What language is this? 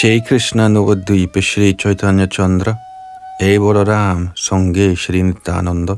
Danish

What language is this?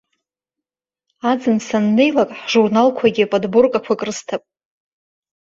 Abkhazian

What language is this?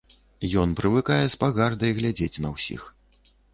Belarusian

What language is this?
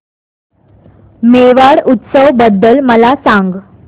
Marathi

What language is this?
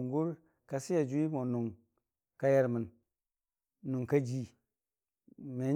Dijim-Bwilim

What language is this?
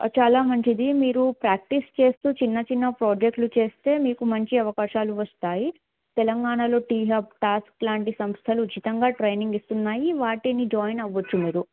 Telugu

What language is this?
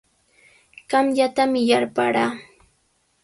Sihuas Ancash Quechua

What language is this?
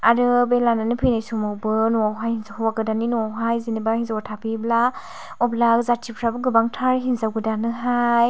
Bodo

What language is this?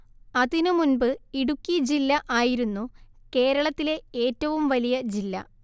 Malayalam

